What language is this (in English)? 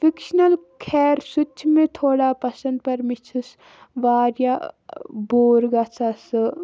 Kashmiri